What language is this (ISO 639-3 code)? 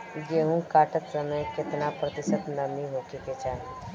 bho